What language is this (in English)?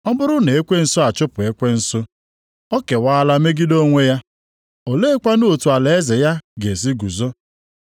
Igbo